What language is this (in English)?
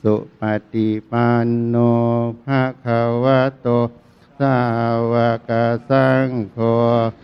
Thai